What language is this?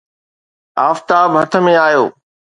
Sindhi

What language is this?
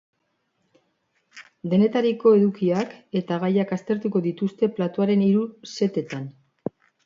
Basque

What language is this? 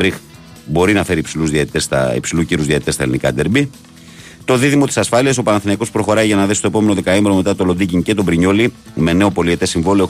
Greek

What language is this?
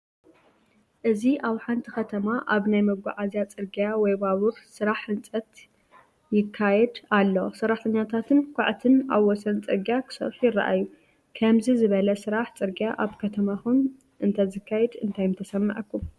Tigrinya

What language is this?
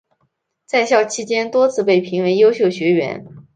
Chinese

